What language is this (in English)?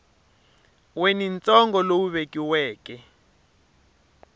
Tsonga